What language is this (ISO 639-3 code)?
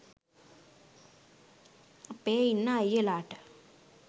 sin